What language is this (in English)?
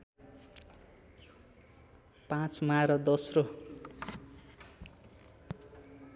Nepali